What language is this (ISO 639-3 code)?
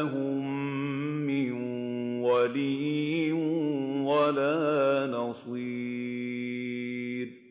ara